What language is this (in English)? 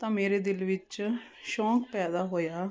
Punjabi